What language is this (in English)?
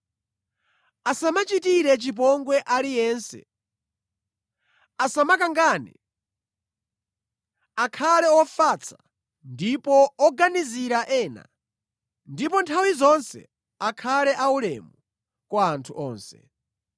Nyanja